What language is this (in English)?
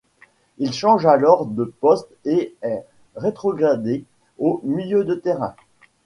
French